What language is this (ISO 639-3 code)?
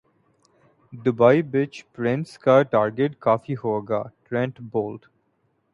urd